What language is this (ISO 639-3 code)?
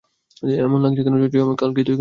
ben